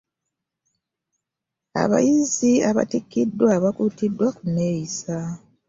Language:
Ganda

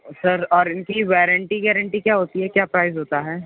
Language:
Urdu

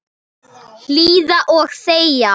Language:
Icelandic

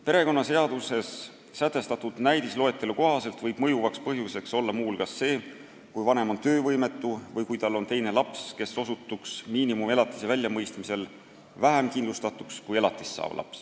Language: Estonian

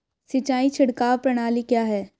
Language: Hindi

